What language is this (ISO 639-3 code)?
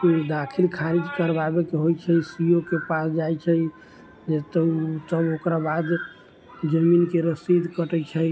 mai